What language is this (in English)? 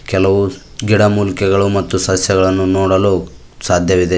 Kannada